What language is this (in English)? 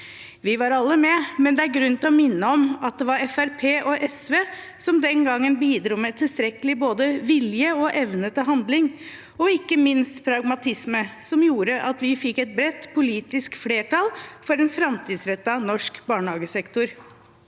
Norwegian